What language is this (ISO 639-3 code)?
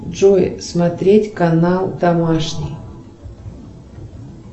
rus